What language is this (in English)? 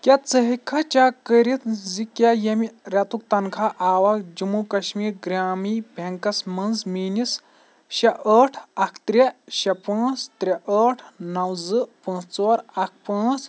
Kashmiri